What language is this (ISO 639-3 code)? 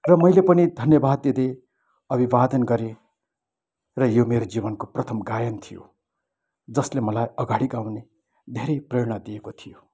nep